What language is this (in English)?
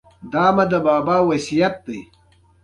Pashto